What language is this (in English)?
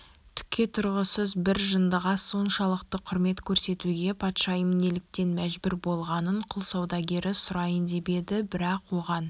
Kazakh